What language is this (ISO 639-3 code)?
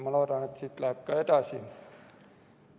est